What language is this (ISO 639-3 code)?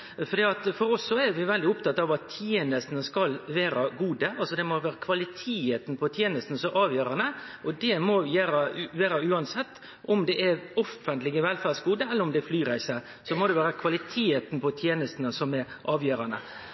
nno